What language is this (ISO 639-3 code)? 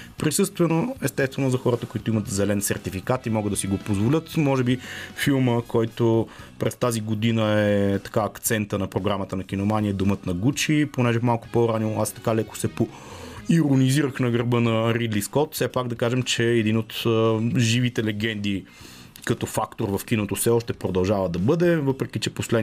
bul